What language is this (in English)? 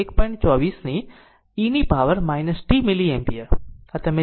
Gujarati